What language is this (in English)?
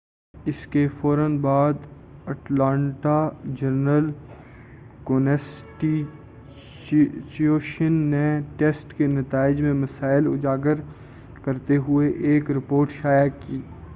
Urdu